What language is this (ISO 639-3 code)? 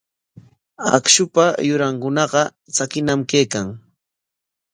qwa